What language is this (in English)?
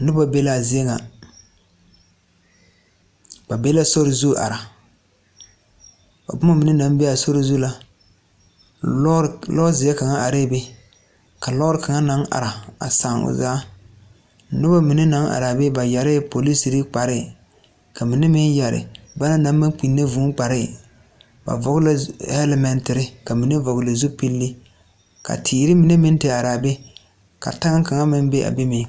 Southern Dagaare